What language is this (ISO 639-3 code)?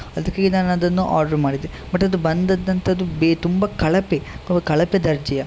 kan